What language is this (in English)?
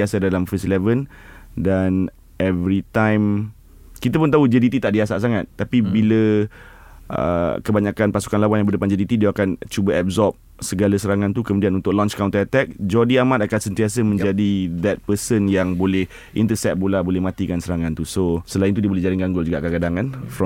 Malay